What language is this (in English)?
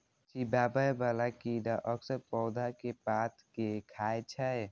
Maithili